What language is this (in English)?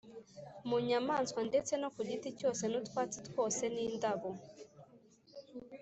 Kinyarwanda